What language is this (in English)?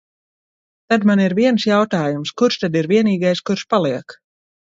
Latvian